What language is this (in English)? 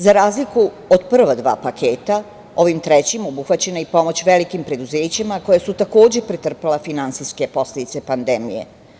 Serbian